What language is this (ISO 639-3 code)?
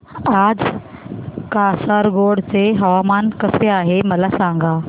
mar